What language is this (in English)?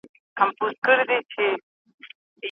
Pashto